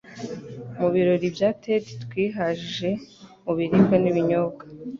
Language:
Kinyarwanda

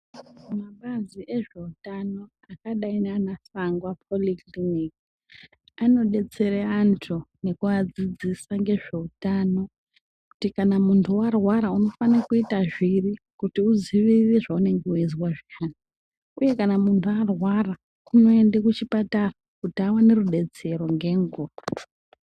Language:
Ndau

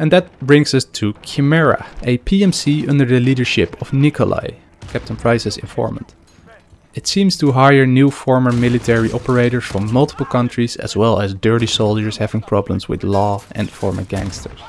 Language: English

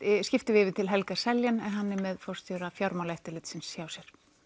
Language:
Icelandic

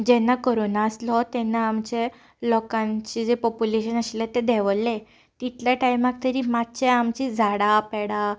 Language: Konkani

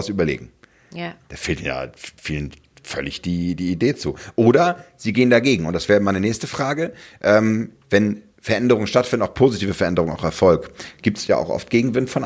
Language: German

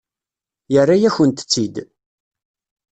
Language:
Kabyle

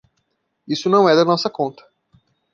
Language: Portuguese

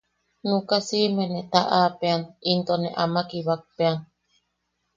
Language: Yaqui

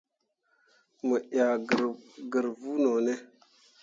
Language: Mundang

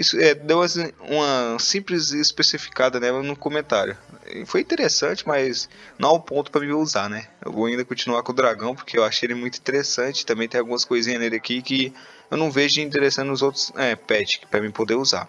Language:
Portuguese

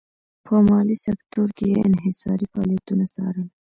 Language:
Pashto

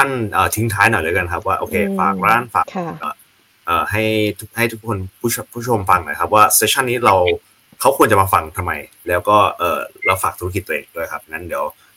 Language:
Thai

